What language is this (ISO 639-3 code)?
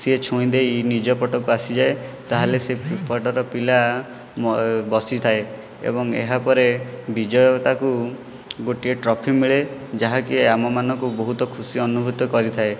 ori